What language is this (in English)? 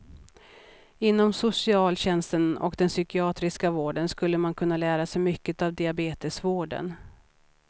Swedish